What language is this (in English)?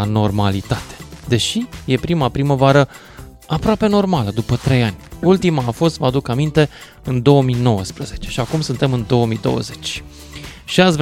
Romanian